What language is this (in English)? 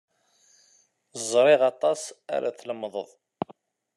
Kabyle